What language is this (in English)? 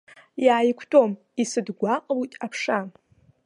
Abkhazian